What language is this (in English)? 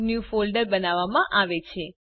Gujarati